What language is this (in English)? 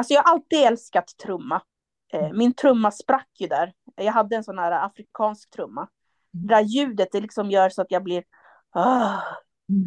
Swedish